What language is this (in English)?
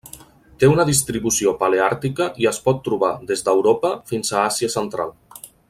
Catalan